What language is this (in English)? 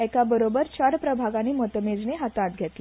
Konkani